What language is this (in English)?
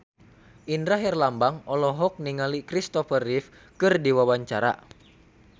Sundanese